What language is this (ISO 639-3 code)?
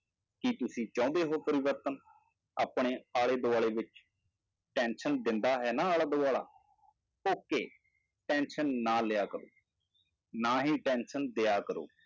pan